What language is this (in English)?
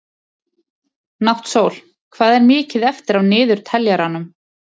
Icelandic